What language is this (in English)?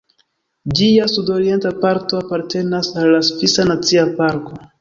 Esperanto